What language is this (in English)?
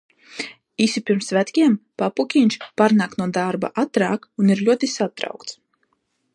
Latvian